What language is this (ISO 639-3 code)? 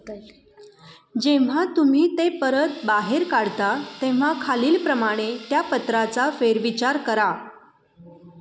mar